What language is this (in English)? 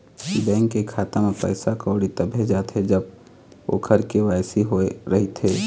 Chhattisgarhi